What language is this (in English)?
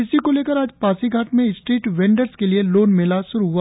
Hindi